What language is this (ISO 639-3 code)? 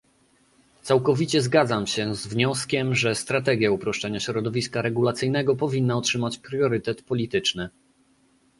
pol